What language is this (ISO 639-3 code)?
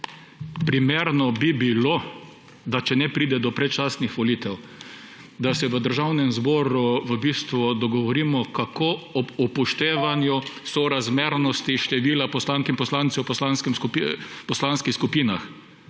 slv